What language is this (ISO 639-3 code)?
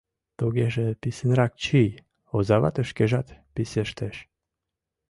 chm